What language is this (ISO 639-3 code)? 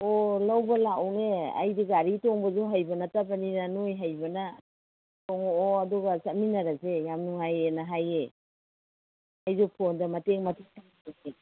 mni